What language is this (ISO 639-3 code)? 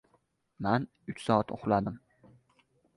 uzb